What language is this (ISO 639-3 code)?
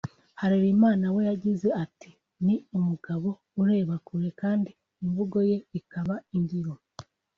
kin